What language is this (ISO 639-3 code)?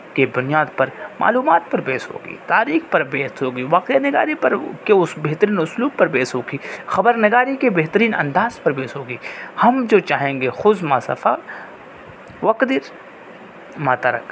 urd